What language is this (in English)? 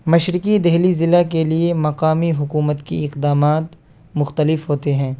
Urdu